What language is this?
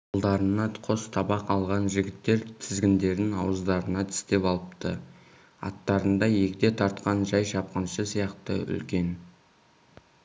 Kazakh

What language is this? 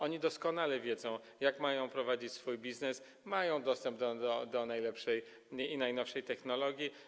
Polish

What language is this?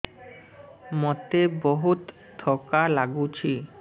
Odia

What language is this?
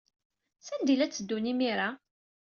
Kabyle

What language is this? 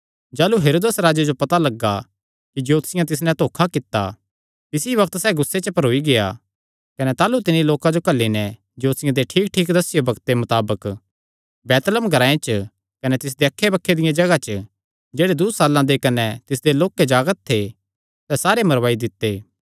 Kangri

